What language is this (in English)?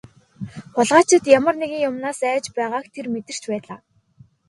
Mongolian